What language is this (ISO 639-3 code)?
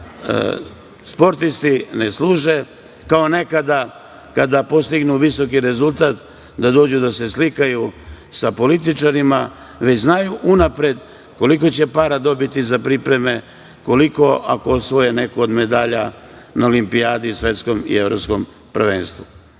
srp